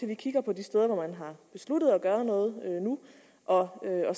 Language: Danish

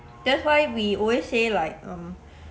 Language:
English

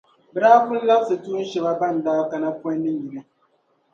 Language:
Dagbani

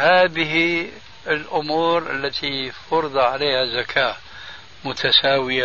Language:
Arabic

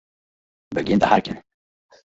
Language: Western Frisian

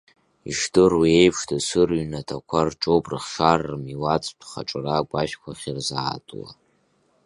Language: Abkhazian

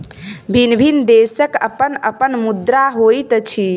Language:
Maithili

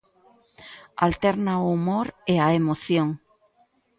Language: Galician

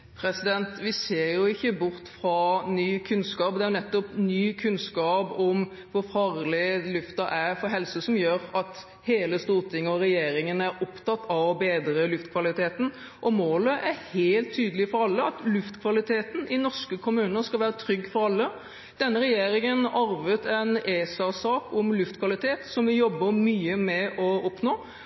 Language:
Norwegian Bokmål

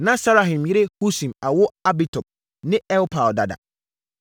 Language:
Akan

